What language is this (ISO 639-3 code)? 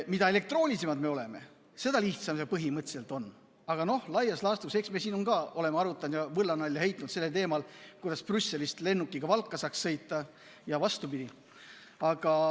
est